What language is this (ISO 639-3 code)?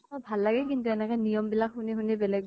asm